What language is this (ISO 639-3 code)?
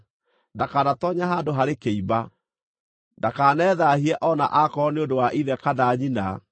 kik